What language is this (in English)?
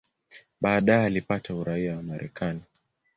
Swahili